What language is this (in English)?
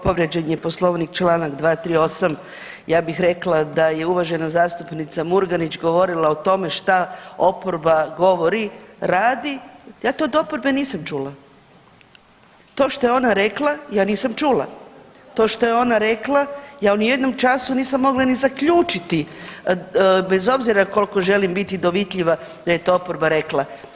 Croatian